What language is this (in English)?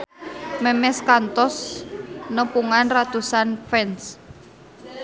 Sundanese